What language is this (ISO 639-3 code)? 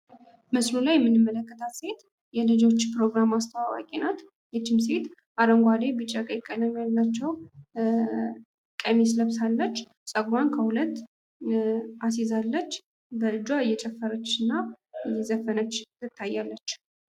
amh